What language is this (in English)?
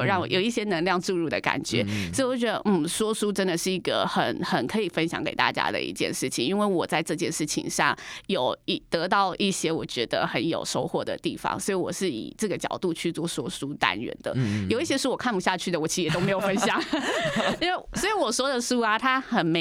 Chinese